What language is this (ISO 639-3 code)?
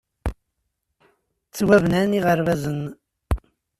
kab